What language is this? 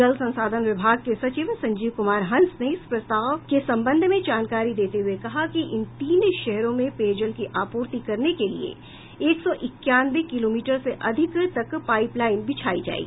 Hindi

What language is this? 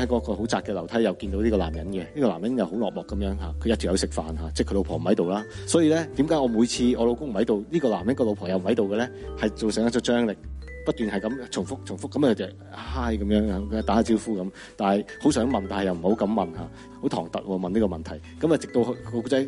Chinese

